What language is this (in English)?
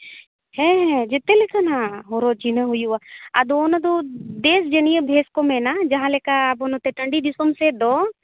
Santali